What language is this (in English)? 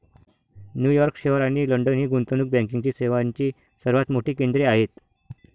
Marathi